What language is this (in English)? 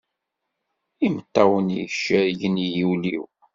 Kabyle